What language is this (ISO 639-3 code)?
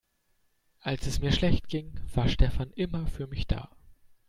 deu